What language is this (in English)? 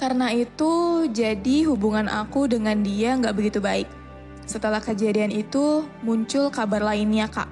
Indonesian